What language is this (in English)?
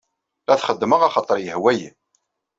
Kabyle